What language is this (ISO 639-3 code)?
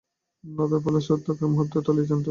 ben